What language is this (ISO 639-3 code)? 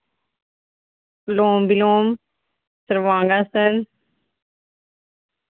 doi